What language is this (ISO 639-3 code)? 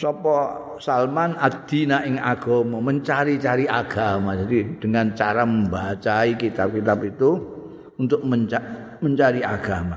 ind